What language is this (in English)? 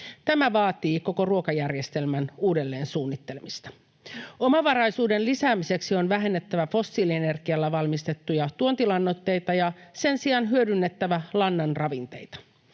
Finnish